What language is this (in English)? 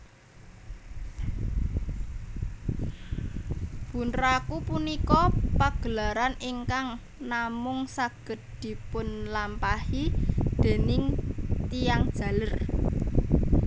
Javanese